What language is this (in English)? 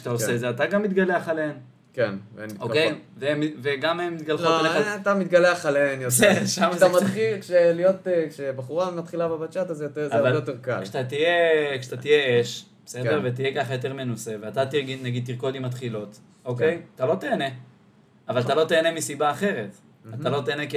Hebrew